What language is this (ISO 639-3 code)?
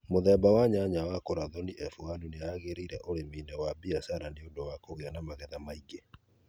kik